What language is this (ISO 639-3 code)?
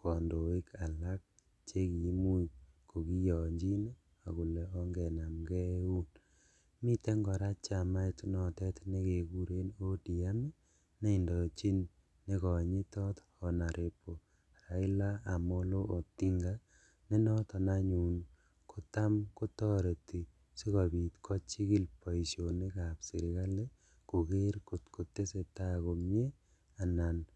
kln